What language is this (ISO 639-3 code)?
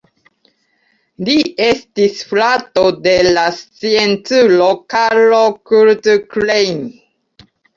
epo